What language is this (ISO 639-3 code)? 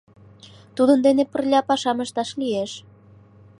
chm